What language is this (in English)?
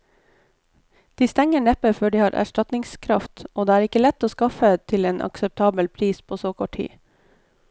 Norwegian